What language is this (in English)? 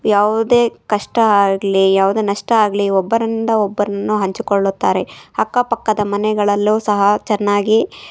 Kannada